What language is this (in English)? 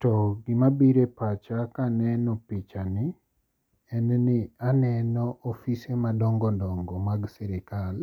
Luo (Kenya and Tanzania)